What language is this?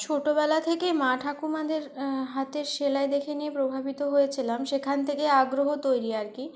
Bangla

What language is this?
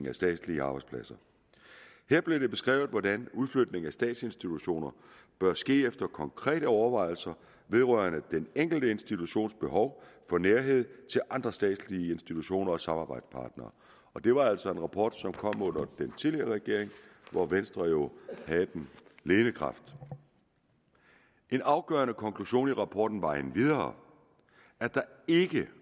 Danish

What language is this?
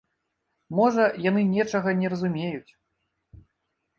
Belarusian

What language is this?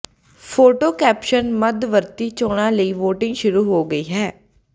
Punjabi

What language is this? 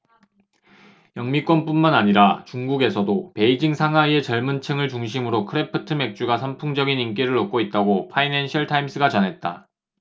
Korean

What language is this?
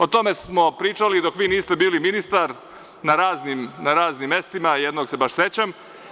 Serbian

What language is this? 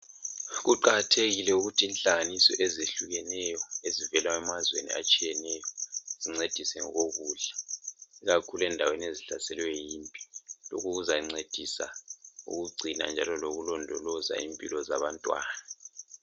North Ndebele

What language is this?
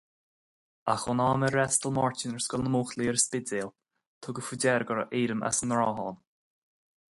Irish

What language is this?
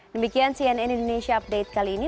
Indonesian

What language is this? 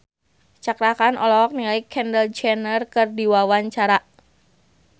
Sundanese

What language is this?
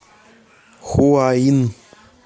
Russian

